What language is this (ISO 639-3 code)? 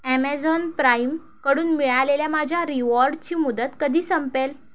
mar